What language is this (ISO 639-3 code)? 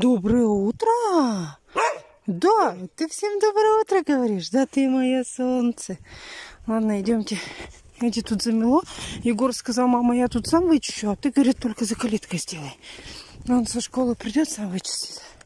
rus